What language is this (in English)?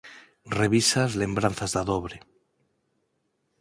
Galician